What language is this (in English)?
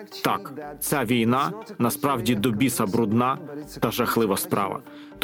Ukrainian